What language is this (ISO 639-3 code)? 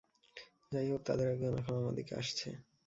ben